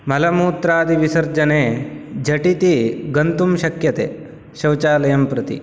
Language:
Sanskrit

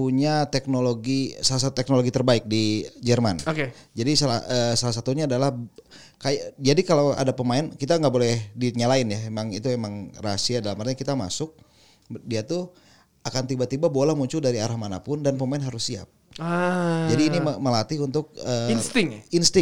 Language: Indonesian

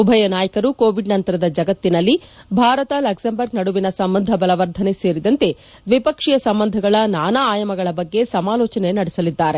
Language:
Kannada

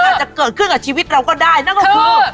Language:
Thai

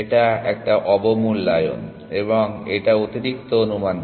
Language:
Bangla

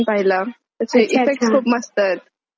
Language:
Marathi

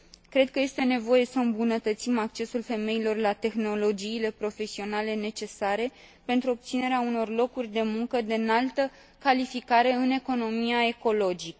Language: Romanian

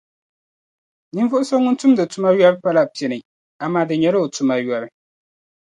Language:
Dagbani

